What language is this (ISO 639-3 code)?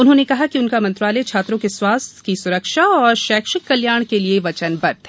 hin